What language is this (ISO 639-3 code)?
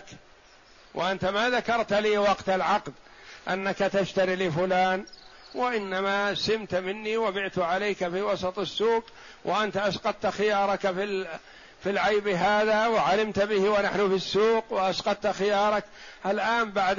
ara